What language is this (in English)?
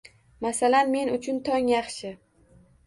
Uzbek